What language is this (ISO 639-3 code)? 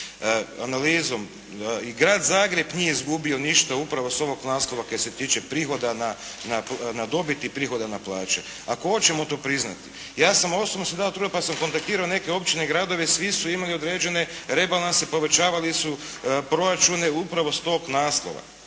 hrv